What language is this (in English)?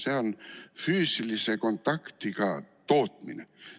Estonian